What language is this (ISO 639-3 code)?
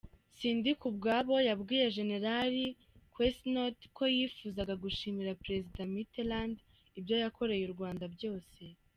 kin